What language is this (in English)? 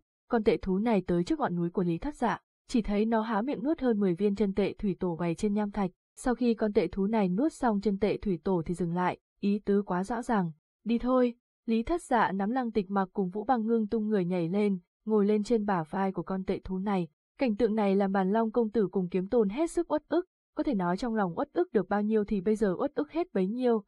Vietnamese